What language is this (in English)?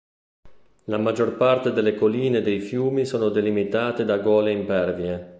Italian